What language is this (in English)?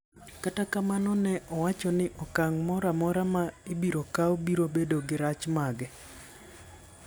Luo (Kenya and Tanzania)